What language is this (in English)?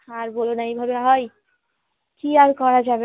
Bangla